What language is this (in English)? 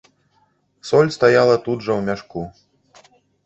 Belarusian